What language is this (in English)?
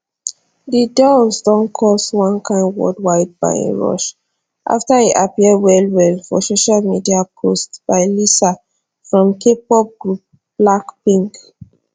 Nigerian Pidgin